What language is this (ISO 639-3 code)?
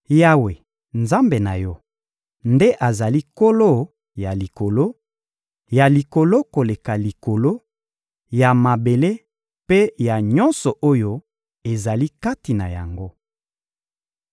lin